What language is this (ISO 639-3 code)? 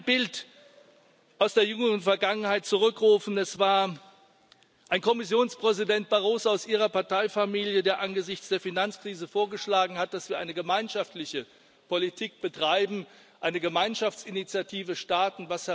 deu